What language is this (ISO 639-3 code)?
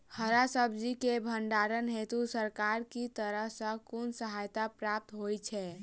mai